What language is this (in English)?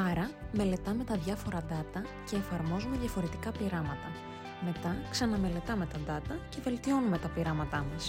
Greek